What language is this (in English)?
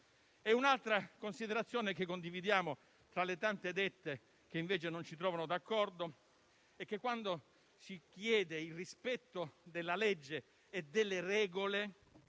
Italian